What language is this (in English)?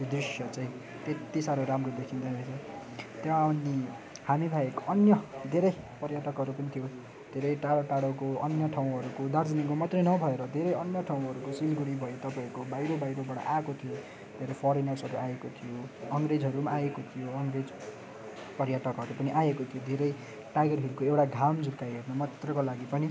Nepali